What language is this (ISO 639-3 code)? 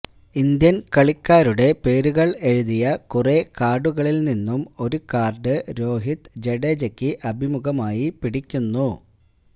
mal